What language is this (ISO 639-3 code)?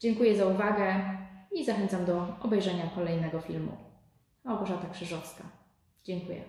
pol